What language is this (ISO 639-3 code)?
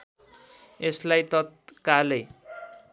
nep